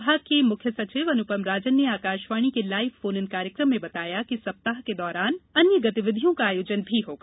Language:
Hindi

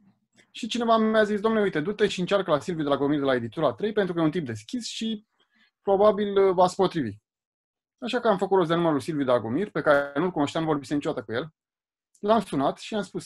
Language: Romanian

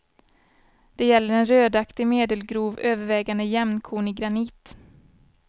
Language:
Swedish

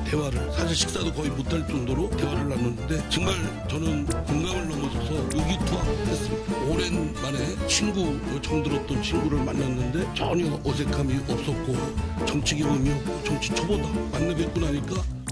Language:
Korean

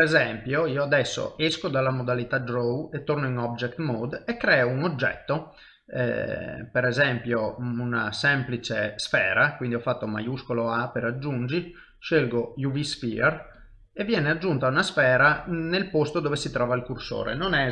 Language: Italian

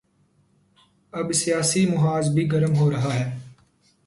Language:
Urdu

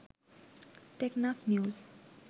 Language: Bangla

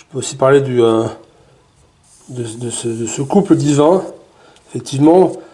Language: French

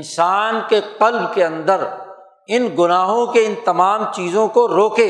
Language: Urdu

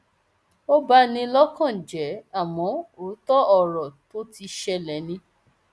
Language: Yoruba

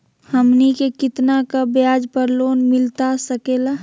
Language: Magahi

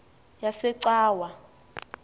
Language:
Xhosa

